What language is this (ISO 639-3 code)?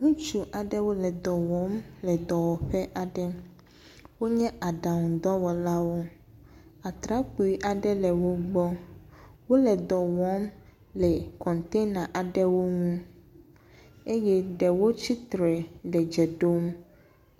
ewe